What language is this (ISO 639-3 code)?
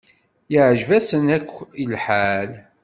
kab